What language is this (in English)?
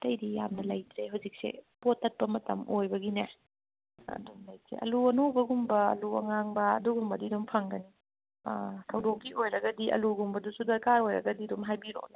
Manipuri